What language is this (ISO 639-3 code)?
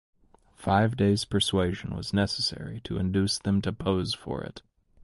eng